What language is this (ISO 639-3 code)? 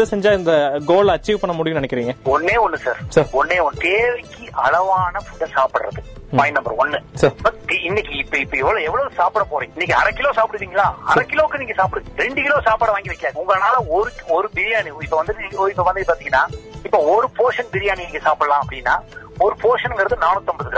tam